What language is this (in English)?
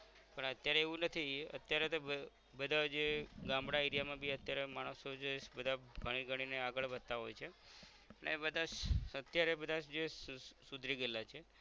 Gujarati